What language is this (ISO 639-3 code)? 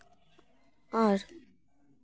sat